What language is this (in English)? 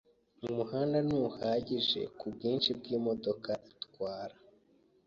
Kinyarwanda